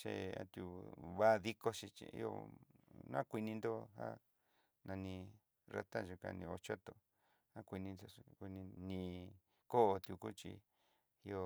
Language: Southeastern Nochixtlán Mixtec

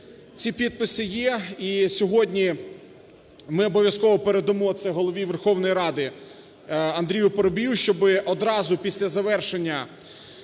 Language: Ukrainian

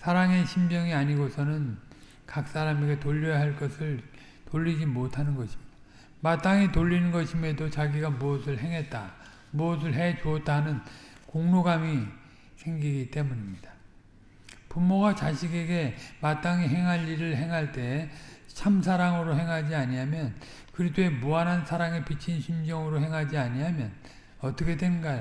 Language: Korean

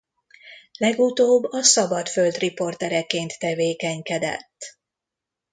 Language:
Hungarian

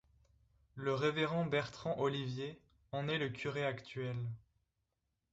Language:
French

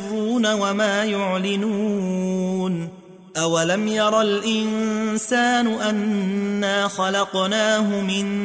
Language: Arabic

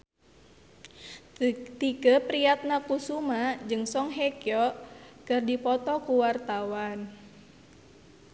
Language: Sundanese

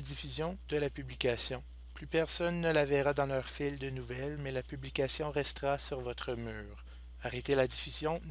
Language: French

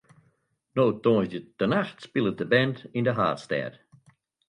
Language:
Western Frisian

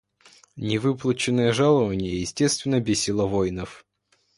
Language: Russian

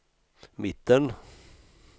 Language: Swedish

